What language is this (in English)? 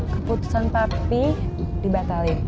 Indonesian